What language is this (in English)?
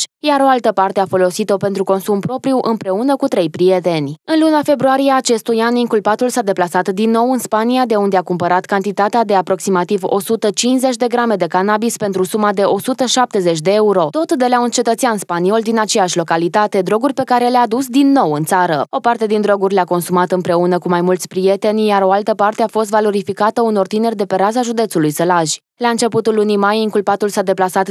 Romanian